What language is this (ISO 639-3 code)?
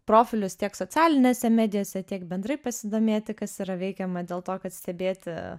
lit